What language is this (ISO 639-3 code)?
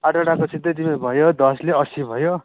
nep